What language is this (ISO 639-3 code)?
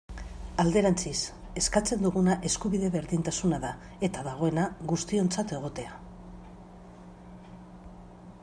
eus